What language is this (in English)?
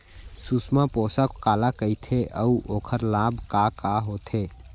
Chhattisgarhi